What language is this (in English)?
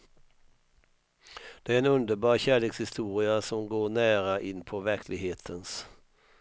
Swedish